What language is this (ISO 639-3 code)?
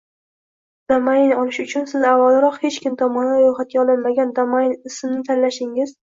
uzb